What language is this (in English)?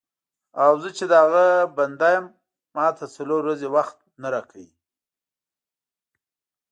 Pashto